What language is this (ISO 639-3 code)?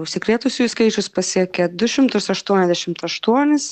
lit